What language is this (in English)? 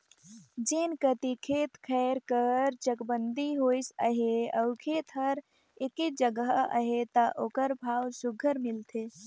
Chhattisgarhi